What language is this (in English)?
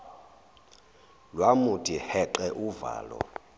Zulu